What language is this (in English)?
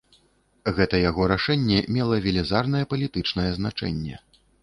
Belarusian